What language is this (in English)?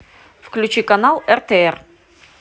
Russian